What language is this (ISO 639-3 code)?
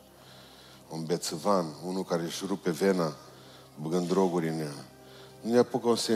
ron